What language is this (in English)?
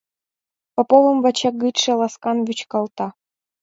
Mari